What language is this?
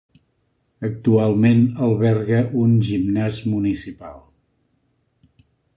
Catalan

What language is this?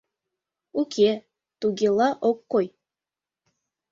Mari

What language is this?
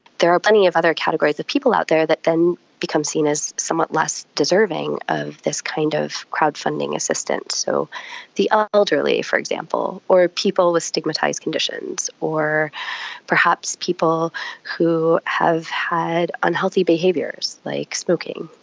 English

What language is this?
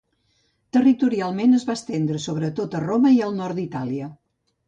Catalan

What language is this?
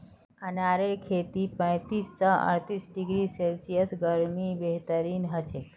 Magahi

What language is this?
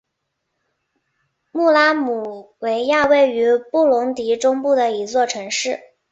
Chinese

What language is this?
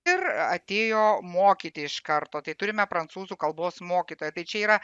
Lithuanian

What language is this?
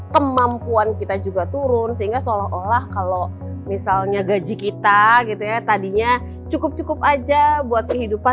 Indonesian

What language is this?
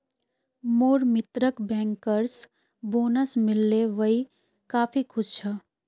Magahi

